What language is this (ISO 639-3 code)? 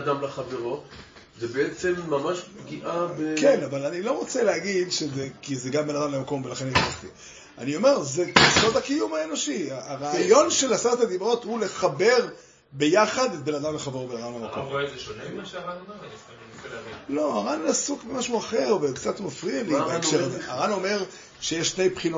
heb